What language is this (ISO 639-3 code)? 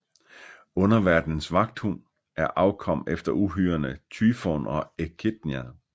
dan